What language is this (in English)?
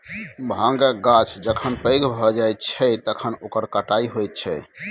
Maithili